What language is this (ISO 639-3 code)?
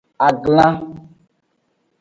ajg